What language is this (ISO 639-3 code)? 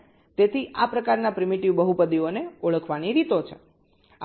guj